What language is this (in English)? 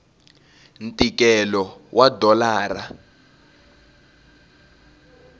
Tsonga